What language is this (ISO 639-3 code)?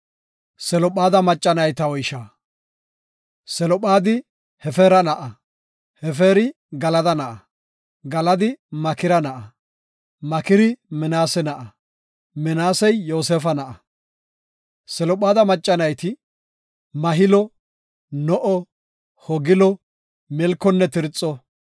gof